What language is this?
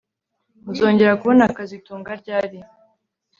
Kinyarwanda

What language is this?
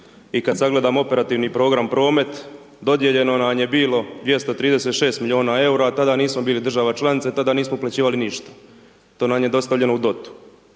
Croatian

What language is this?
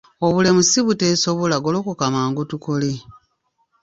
Ganda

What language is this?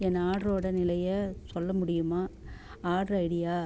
Tamil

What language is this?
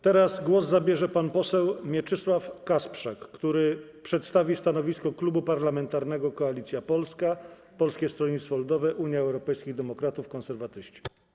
Polish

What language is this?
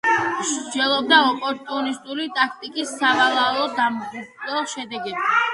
Georgian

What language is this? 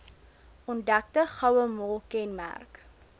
Afrikaans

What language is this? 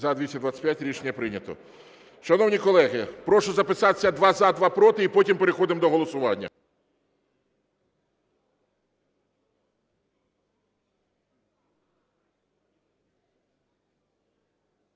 Ukrainian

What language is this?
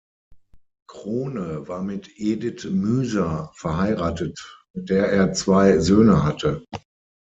German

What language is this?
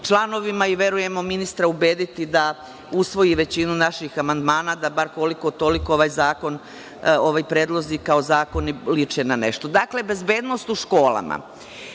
Serbian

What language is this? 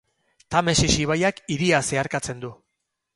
Basque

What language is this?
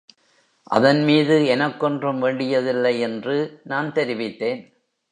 Tamil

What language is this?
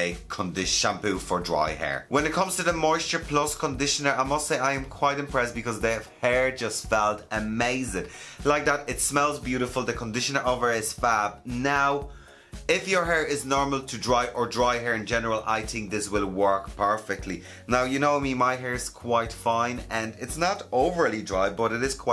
English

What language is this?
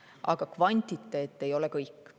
Estonian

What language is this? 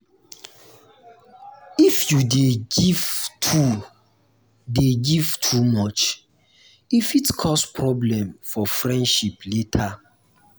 Nigerian Pidgin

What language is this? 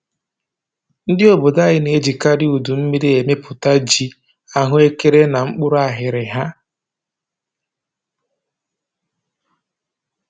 Igbo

